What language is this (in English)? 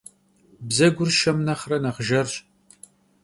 Kabardian